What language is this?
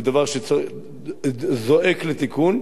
Hebrew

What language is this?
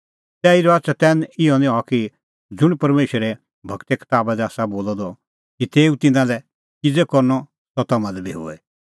Kullu Pahari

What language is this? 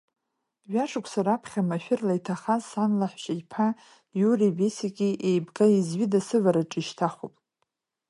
Abkhazian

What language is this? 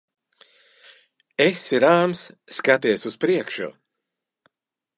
Latvian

